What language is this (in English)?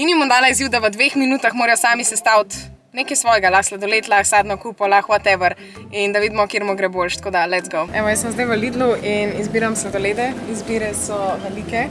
Slovenian